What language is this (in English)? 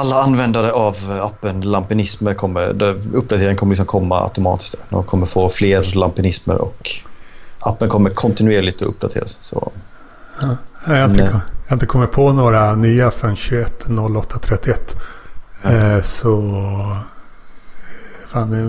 Swedish